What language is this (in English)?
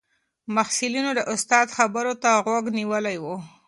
Pashto